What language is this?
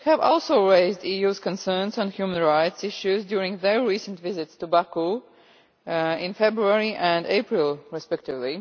English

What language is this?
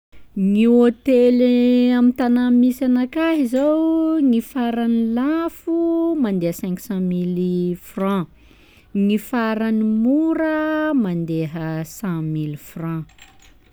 Sakalava Malagasy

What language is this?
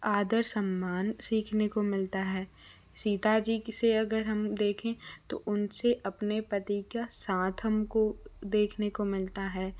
Hindi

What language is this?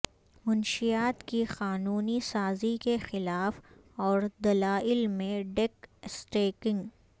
Urdu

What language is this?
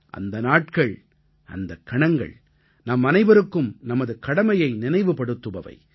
Tamil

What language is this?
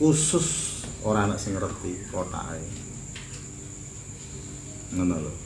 Indonesian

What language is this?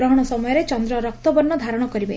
Odia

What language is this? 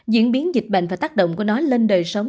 Vietnamese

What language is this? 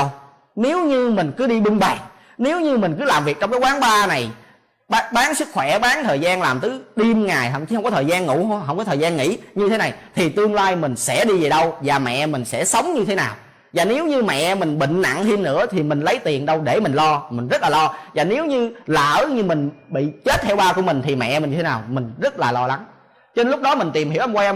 Vietnamese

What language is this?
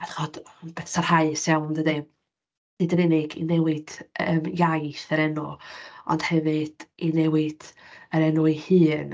Welsh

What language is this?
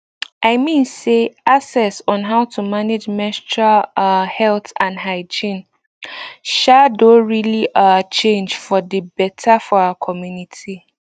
Nigerian Pidgin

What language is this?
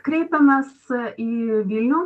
Lithuanian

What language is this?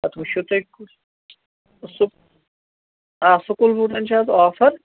Kashmiri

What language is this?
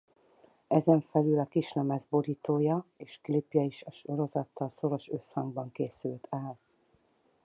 Hungarian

